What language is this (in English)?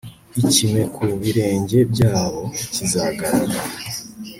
Kinyarwanda